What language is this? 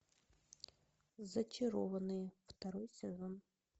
Russian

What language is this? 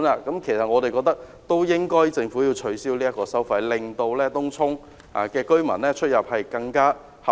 Cantonese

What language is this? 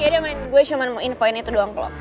Indonesian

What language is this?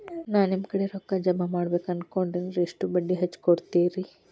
Kannada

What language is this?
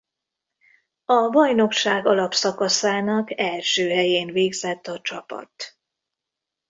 Hungarian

